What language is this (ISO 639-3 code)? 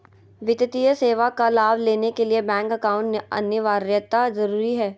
mag